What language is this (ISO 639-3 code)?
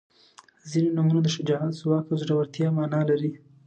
pus